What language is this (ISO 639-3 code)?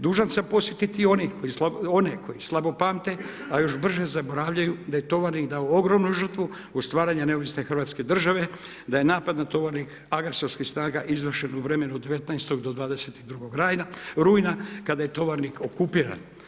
hrv